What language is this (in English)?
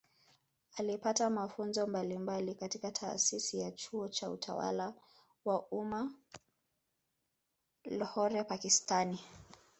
Swahili